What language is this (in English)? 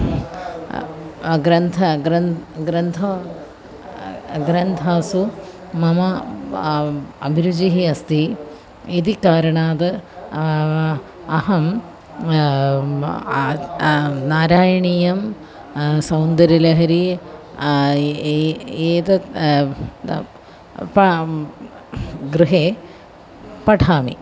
Sanskrit